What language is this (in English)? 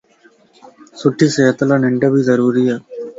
Lasi